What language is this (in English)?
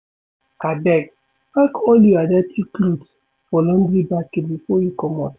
Nigerian Pidgin